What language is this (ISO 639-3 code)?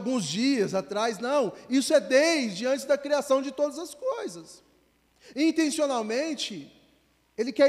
por